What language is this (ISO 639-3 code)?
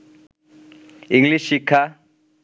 ben